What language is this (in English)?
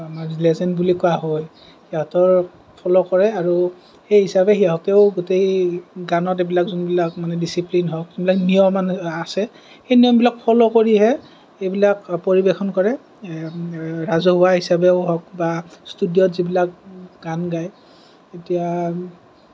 Assamese